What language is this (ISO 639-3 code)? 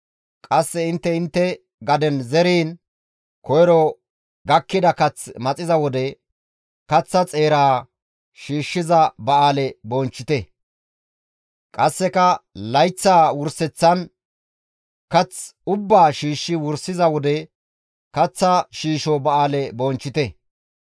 gmv